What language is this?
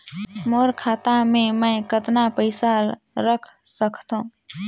Chhattisgarhi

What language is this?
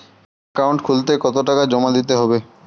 Bangla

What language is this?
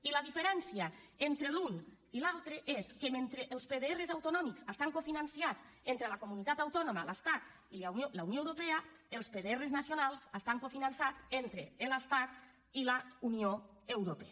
Catalan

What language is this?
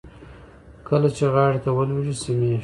Pashto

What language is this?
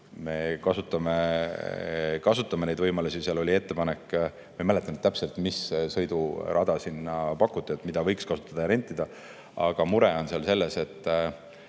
Estonian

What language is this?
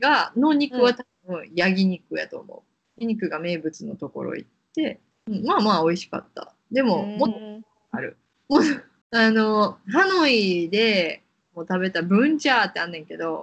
Japanese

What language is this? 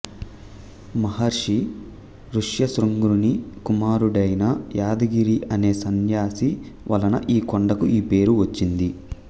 Telugu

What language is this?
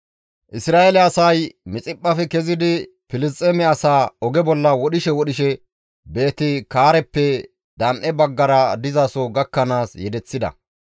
Gamo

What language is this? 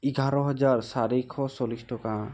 Assamese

